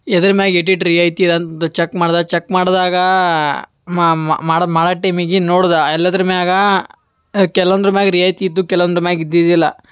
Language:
Kannada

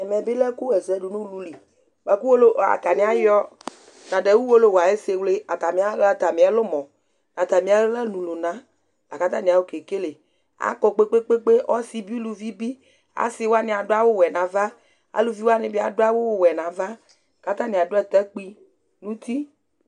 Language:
Ikposo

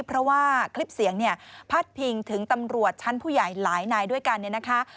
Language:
Thai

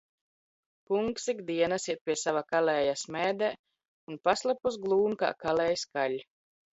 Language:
Latvian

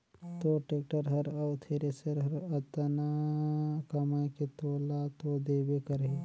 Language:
Chhattisgarhi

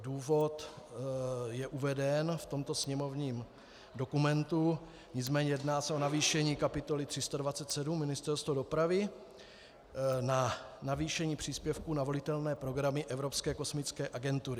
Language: Czech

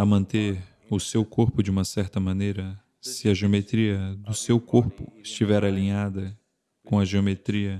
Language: Portuguese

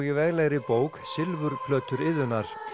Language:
Icelandic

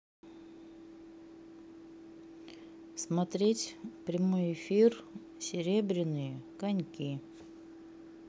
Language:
Russian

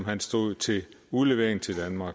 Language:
Danish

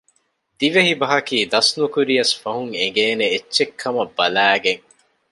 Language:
Divehi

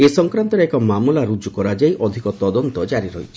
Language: Odia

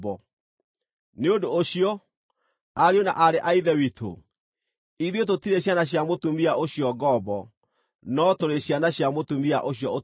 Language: Kikuyu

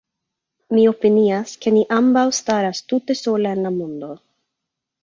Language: Esperanto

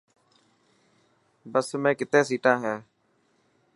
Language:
Dhatki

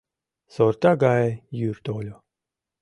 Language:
Mari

